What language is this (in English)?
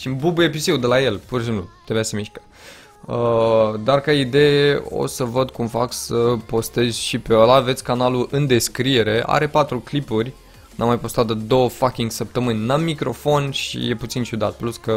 Romanian